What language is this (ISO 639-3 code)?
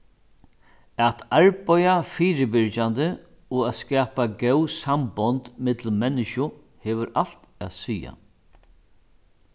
fao